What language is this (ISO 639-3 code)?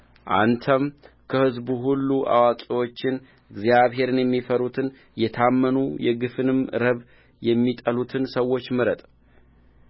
amh